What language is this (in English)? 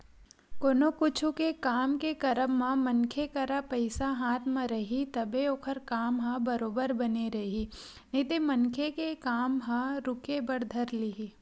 Chhattisgarhi